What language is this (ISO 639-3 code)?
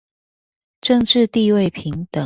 zho